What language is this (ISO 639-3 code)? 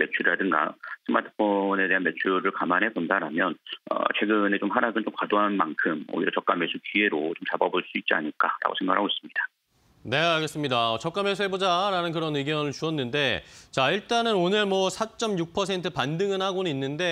kor